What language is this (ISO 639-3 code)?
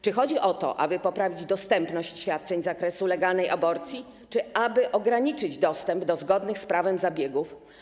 pol